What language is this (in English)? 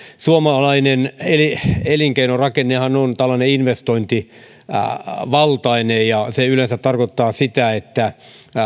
Finnish